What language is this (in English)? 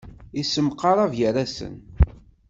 Kabyle